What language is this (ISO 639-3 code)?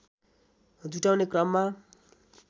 nep